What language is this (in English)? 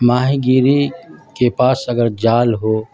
Urdu